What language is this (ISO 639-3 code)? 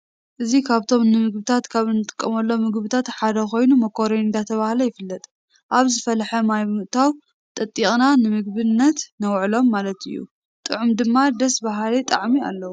tir